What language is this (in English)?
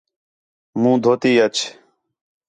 Khetrani